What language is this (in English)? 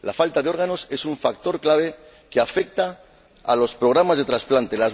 Spanish